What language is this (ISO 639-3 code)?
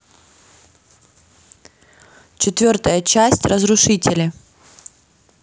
rus